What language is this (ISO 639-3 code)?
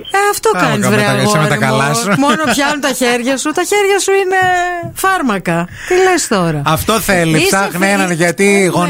ell